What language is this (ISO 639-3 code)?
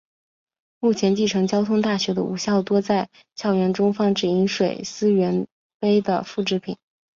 zho